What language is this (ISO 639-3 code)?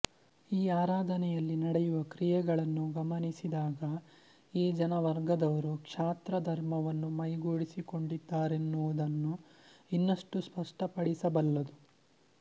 kan